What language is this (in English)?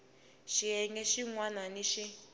Tsonga